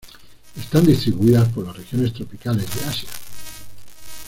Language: Spanish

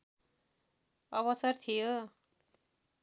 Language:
Nepali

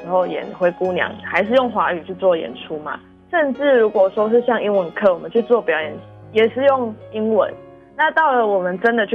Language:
Chinese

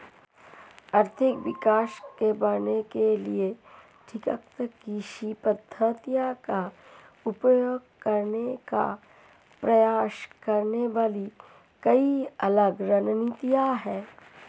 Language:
Hindi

